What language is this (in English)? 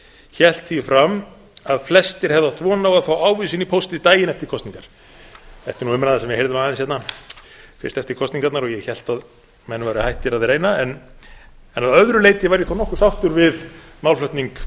Icelandic